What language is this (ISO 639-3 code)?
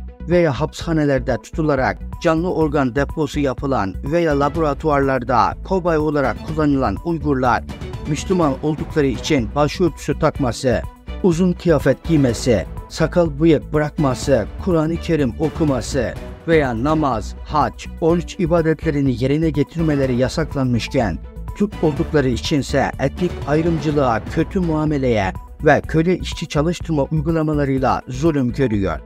tur